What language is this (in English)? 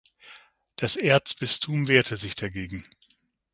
German